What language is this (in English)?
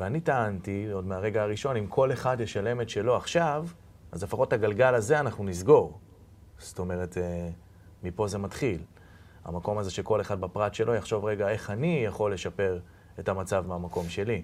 Hebrew